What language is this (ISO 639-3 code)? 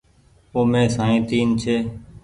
gig